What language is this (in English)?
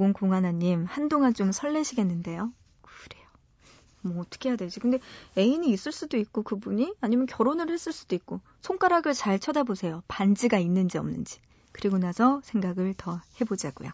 Korean